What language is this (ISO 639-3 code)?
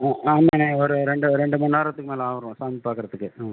tam